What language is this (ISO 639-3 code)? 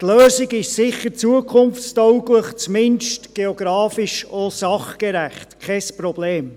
gsw